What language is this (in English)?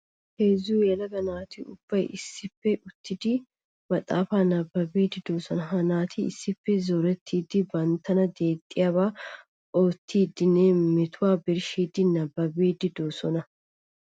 Wolaytta